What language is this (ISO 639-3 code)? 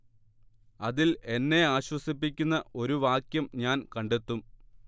mal